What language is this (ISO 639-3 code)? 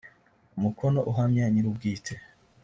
kin